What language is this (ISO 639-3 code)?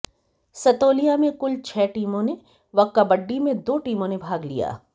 hin